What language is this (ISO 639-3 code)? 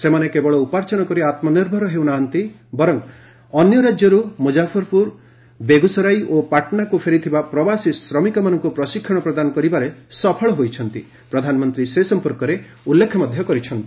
ori